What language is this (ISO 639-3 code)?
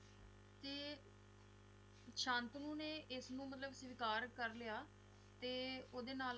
pan